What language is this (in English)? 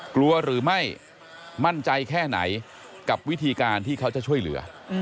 Thai